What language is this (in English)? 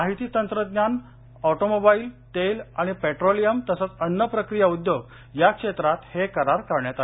Marathi